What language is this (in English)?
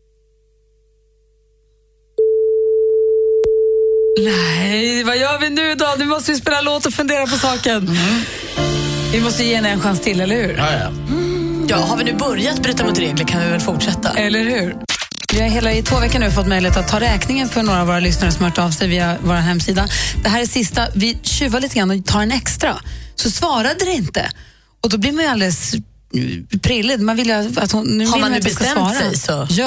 Swedish